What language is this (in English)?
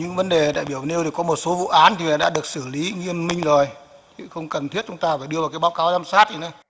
Vietnamese